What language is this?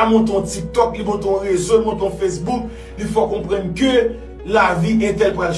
French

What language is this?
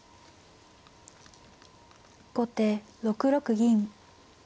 Japanese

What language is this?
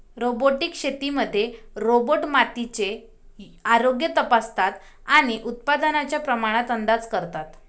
Marathi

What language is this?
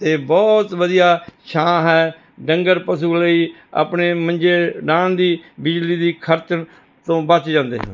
Punjabi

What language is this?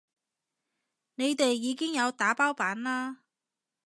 Cantonese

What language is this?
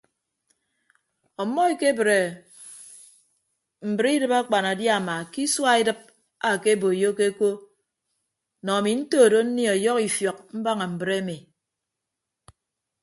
Ibibio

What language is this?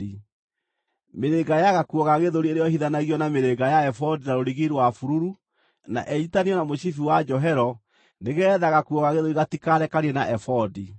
Kikuyu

